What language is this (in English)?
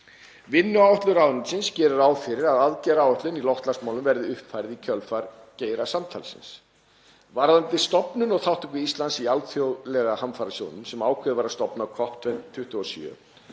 Icelandic